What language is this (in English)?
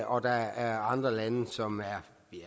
Danish